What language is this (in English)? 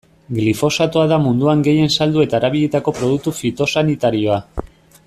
Basque